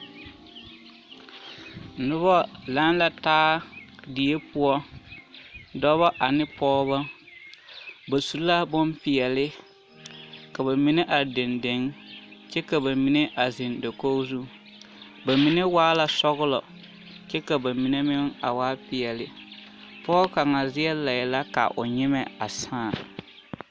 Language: Southern Dagaare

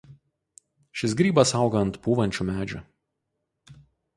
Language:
Lithuanian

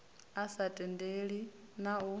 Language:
Venda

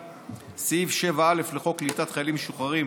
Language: Hebrew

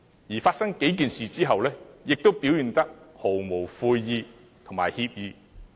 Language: Cantonese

